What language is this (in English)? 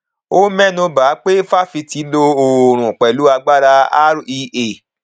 Yoruba